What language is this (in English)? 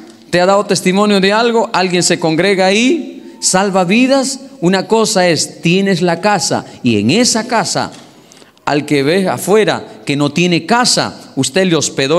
Spanish